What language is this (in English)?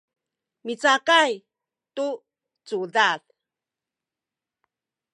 Sakizaya